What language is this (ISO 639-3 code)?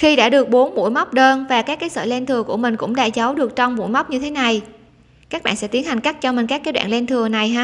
vie